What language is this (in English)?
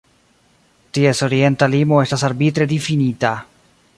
Esperanto